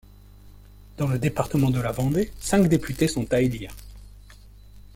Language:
French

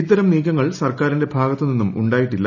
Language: Malayalam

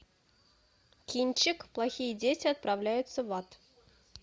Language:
Russian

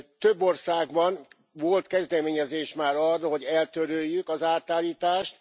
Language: Hungarian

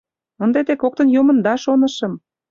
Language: Mari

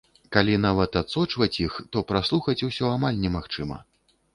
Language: Belarusian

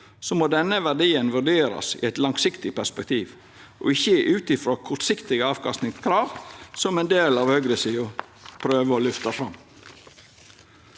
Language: Norwegian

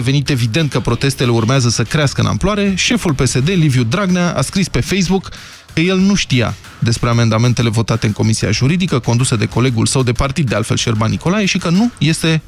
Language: Romanian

